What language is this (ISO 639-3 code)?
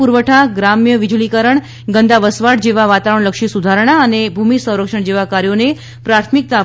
guj